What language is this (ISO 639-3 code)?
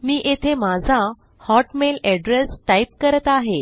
mar